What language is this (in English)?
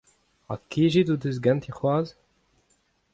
Breton